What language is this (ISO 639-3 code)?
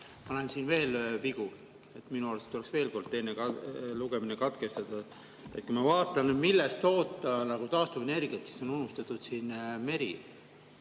est